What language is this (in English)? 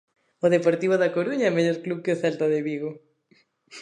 Galician